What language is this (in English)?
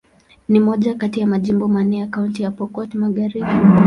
Swahili